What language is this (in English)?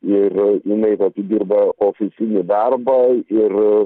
Lithuanian